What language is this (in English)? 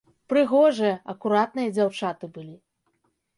Belarusian